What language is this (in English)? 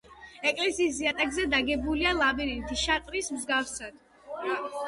Georgian